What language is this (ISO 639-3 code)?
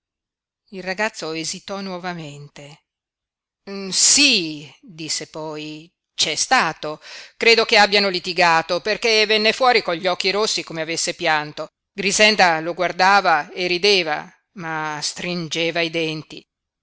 ita